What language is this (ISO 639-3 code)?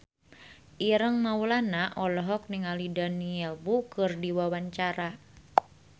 sun